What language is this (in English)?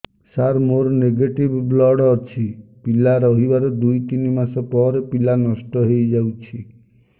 Odia